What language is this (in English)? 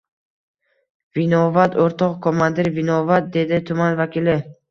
Uzbek